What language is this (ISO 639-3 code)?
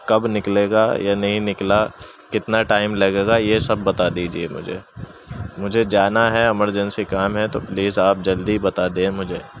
urd